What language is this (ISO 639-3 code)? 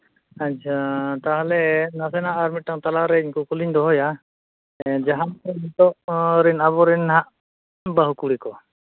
sat